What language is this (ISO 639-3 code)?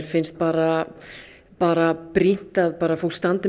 isl